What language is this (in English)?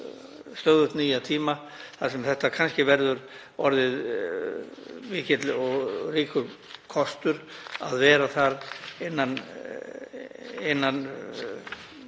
Icelandic